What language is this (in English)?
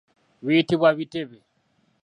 Ganda